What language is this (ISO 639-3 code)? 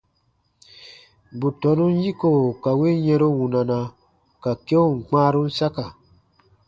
bba